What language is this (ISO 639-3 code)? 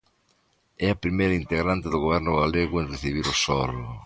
glg